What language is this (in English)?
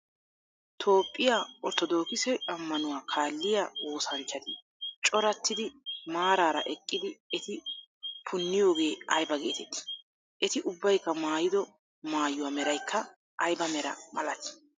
Wolaytta